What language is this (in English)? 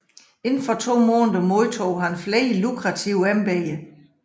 Danish